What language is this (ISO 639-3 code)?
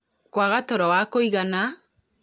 kik